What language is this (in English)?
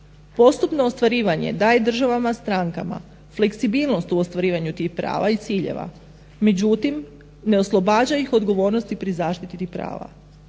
Croatian